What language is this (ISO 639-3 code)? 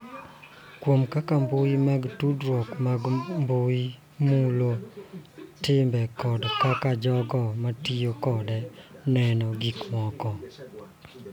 luo